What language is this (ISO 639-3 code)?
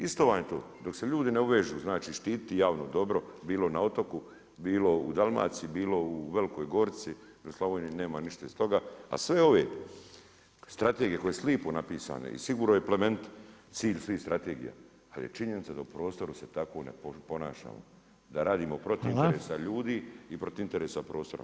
hrv